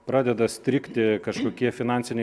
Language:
Lithuanian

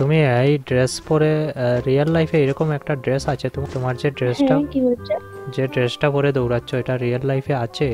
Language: Romanian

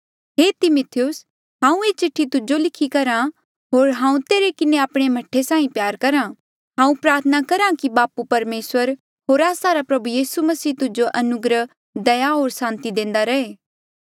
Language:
Mandeali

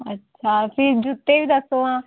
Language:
Dogri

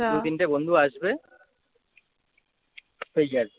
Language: Bangla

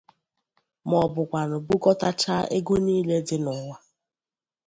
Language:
Igbo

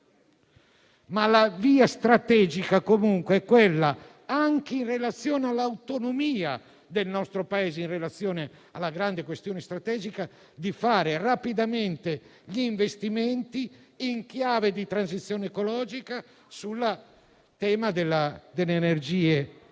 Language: Italian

